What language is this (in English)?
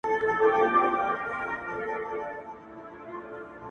Pashto